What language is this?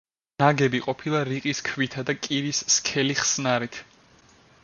Georgian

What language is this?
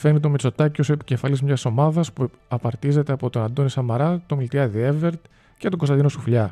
Greek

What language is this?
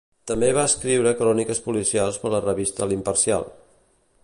Catalan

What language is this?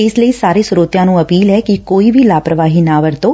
Punjabi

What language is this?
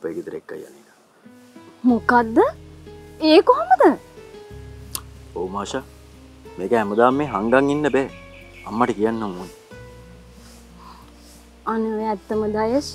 Thai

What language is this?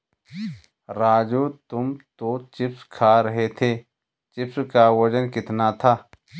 Hindi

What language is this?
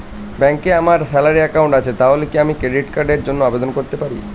Bangla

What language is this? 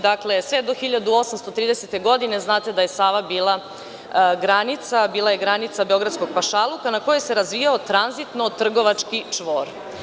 Serbian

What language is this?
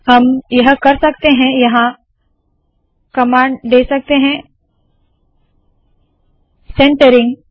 Hindi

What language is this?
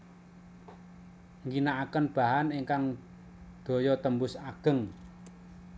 Javanese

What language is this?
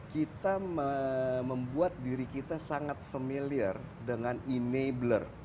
Indonesian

